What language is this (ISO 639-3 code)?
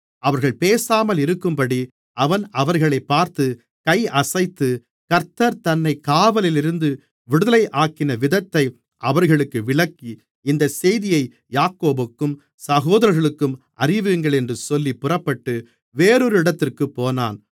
tam